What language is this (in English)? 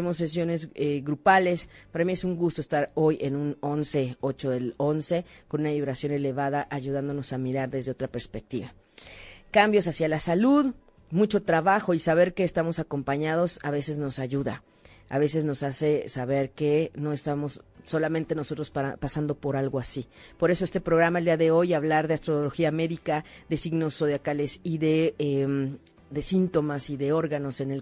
Spanish